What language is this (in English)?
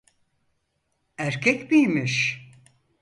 Turkish